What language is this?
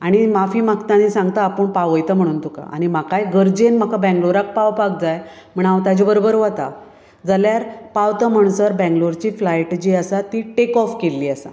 Konkani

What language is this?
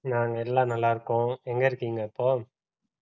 Tamil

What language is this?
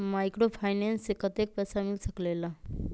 Magahi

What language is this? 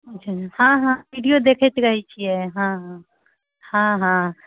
Maithili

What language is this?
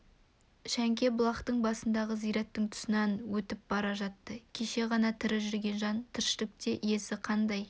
Kazakh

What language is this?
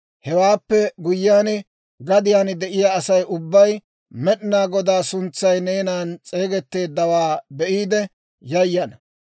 Dawro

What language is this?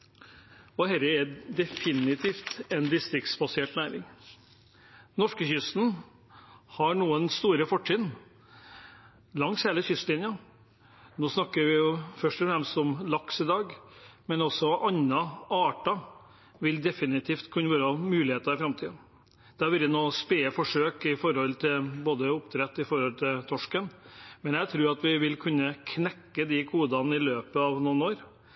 Norwegian Bokmål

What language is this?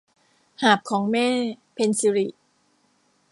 Thai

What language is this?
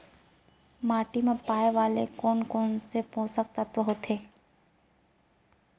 Chhattisgarhi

